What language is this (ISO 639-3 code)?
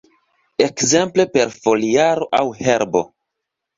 epo